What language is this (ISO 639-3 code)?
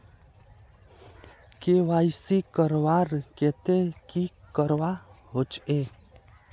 mag